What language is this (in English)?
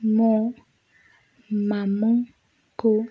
Odia